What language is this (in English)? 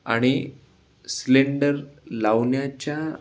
Marathi